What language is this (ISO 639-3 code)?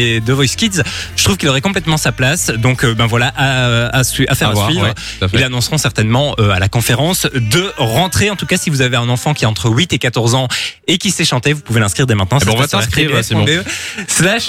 fra